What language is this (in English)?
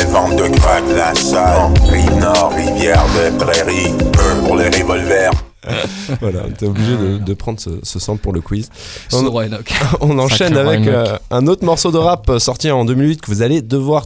French